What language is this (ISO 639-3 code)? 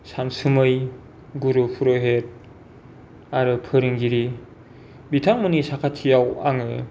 brx